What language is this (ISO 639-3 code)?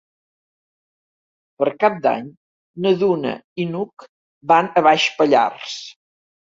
cat